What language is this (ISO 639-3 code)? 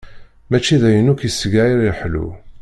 kab